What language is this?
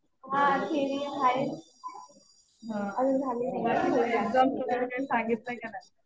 Marathi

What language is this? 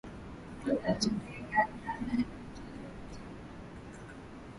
Swahili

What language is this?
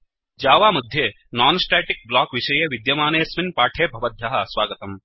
Sanskrit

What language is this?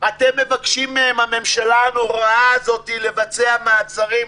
Hebrew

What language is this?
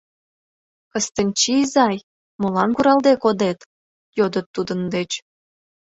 Mari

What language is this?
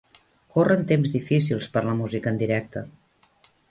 Catalan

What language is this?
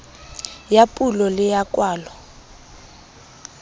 Southern Sotho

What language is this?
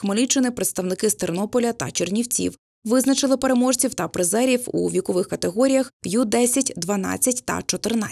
Ukrainian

